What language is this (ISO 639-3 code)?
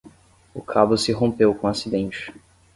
por